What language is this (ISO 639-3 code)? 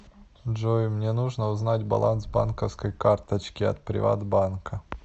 rus